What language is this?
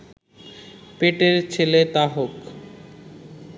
Bangla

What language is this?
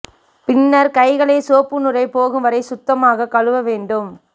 Tamil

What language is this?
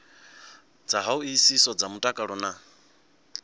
Venda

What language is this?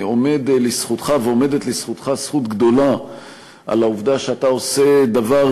Hebrew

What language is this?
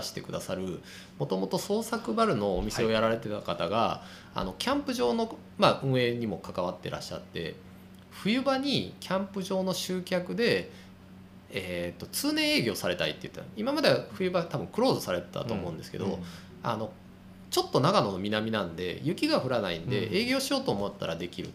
Japanese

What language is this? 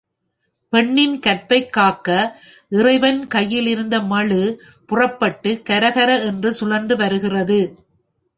Tamil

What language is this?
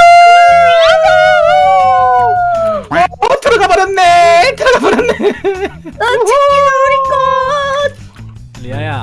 Korean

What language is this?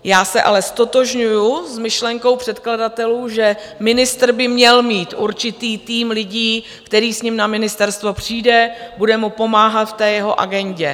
Czech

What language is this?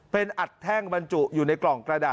Thai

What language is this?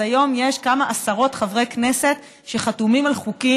Hebrew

